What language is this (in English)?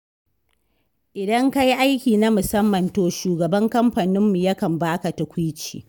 Hausa